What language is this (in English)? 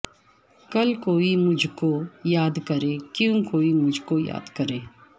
Urdu